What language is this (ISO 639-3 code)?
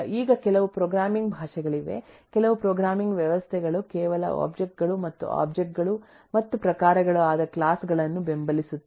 kan